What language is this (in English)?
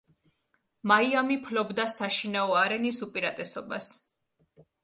Georgian